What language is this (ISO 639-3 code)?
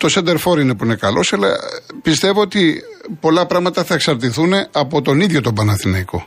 ell